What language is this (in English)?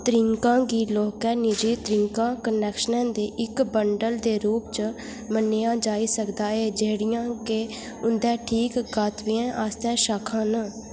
Dogri